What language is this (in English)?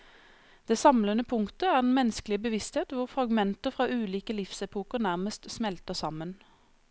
Norwegian